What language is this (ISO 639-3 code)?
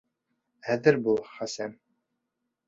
bak